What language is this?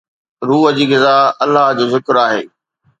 Sindhi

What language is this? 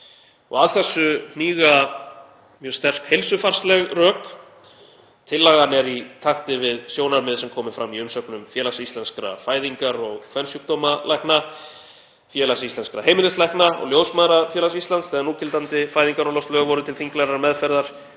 Icelandic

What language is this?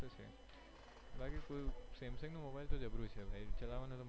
Gujarati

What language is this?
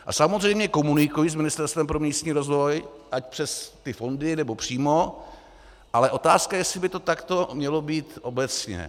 Czech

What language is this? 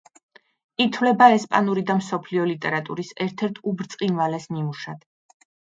Georgian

